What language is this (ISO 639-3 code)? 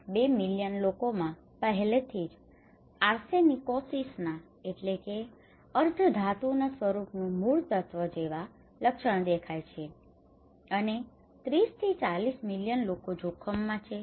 guj